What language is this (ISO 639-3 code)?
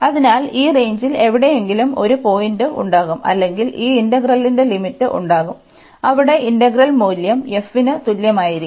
mal